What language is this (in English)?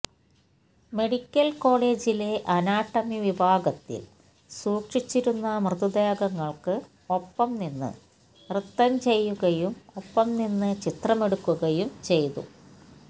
Malayalam